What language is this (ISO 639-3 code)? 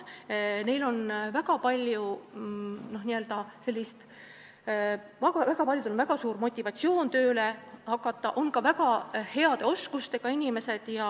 est